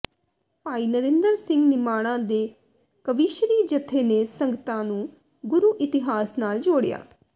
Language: Punjabi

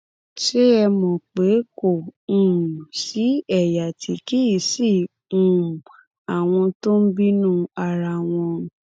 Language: Yoruba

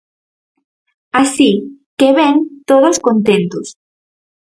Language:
Galician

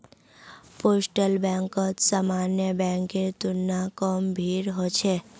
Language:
Magahi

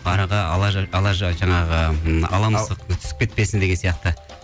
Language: Kazakh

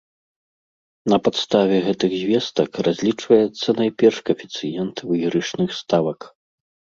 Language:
Belarusian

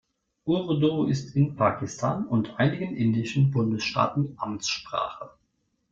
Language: German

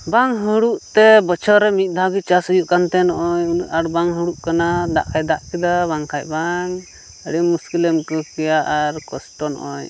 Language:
Santali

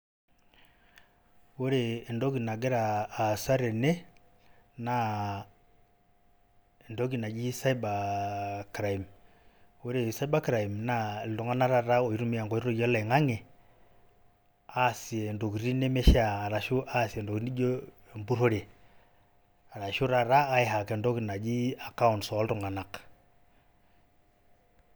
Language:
Masai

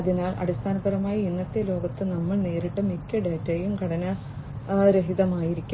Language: Malayalam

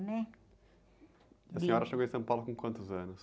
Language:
Portuguese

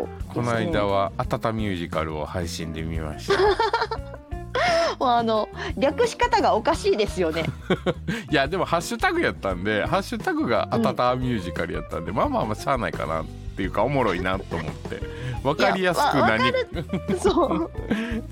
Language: Japanese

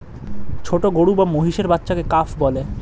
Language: Bangla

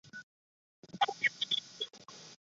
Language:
Chinese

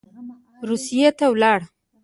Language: Pashto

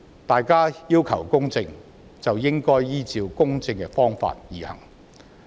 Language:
Cantonese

